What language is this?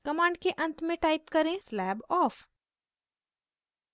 Hindi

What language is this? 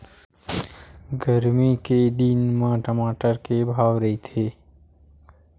Chhattisgarhi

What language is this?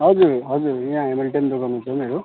Nepali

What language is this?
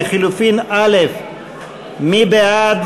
Hebrew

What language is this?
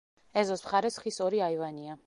Georgian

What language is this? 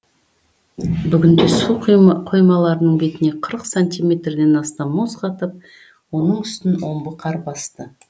Kazakh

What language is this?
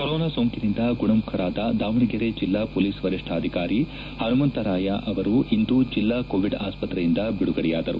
Kannada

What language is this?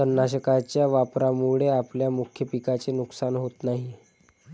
Marathi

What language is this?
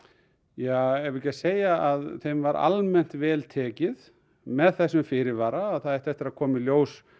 Icelandic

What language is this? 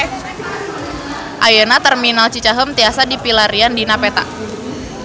Sundanese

